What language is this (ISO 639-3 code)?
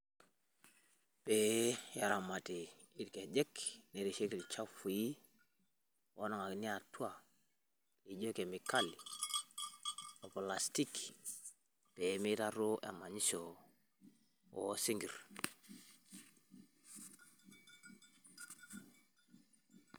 mas